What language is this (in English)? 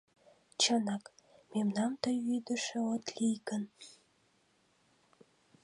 Mari